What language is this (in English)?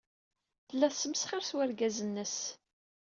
Kabyle